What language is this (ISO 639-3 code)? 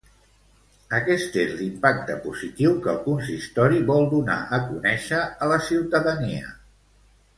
cat